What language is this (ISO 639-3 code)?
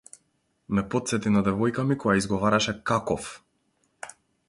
mkd